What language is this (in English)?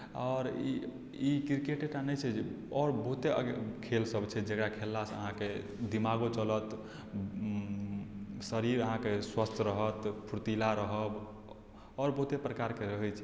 Maithili